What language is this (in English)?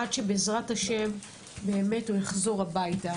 Hebrew